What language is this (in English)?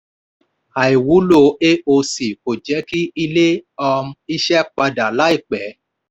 Yoruba